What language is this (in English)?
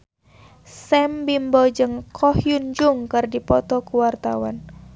Sundanese